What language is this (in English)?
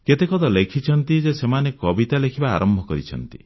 Odia